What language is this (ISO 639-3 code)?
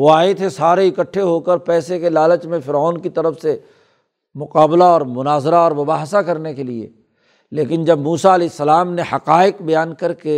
urd